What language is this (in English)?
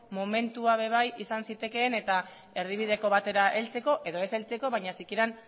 Basque